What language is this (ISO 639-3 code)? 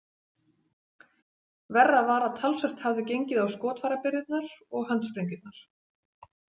isl